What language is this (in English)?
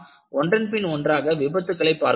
Tamil